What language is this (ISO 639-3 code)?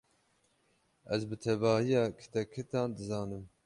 kur